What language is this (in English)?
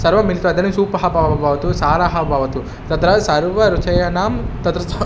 Sanskrit